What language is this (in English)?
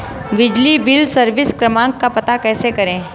Hindi